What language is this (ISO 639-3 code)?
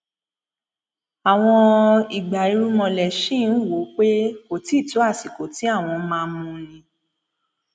yor